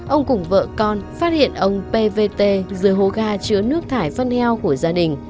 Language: Vietnamese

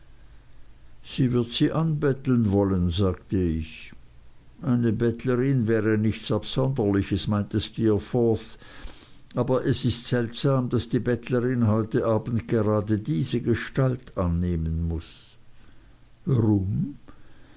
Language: German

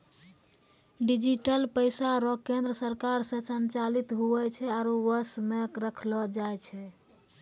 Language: Maithili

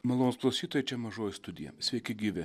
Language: Lithuanian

